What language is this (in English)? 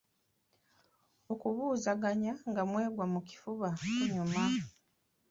Ganda